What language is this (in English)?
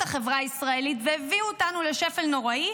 Hebrew